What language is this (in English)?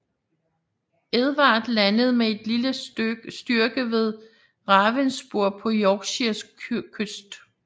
Danish